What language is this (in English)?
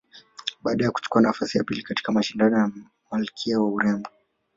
Swahili